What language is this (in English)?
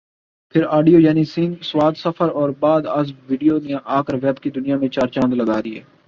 Urdu